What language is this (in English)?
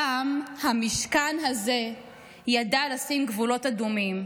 Hebrew